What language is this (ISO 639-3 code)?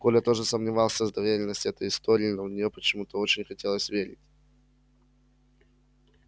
rus